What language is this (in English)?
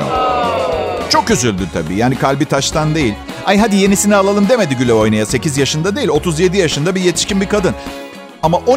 Turkish